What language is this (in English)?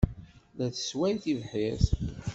Kabyle